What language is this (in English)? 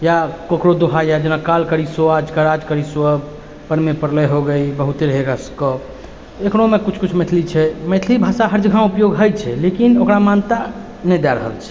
Maithili